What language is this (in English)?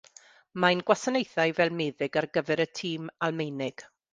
Welsh